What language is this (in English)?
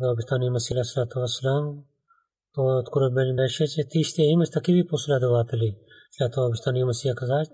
Bulgarian